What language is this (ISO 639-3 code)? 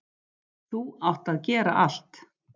isl